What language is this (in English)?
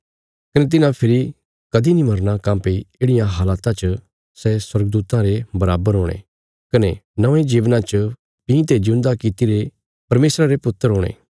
Bilaspuri